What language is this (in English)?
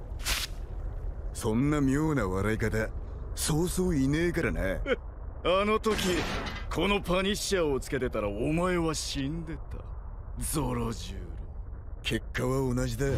Japanese